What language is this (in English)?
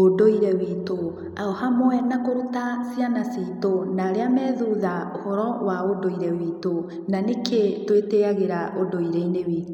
Kikuyu